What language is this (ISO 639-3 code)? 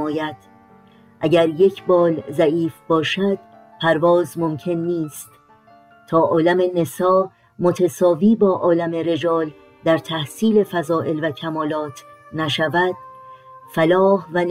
fas